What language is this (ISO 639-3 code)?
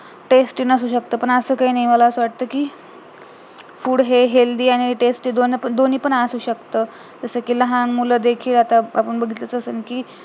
mar